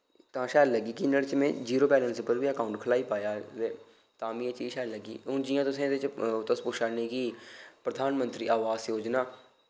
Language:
Dogri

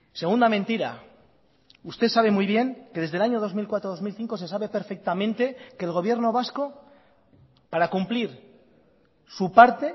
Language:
Spanish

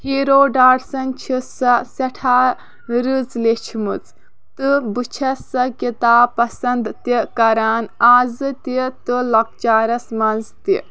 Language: Kashmiri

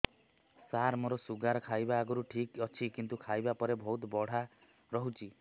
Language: Odia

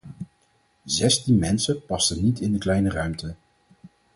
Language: Dutch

